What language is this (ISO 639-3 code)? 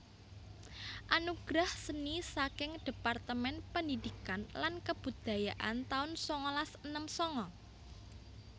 jav